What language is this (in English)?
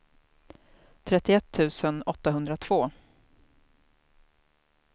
Swedish